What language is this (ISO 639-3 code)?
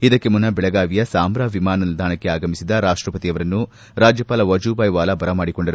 kan